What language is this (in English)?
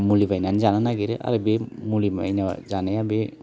Bodo